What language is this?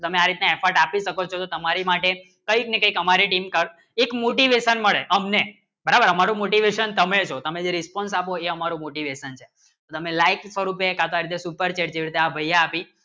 Gujarati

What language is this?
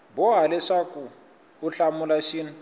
Tsonga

